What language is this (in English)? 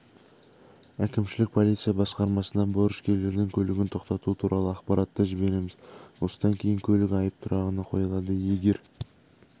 Kazakh